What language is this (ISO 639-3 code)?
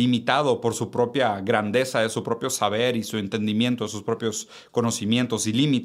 spa